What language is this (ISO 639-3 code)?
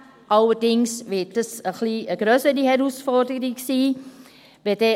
gsw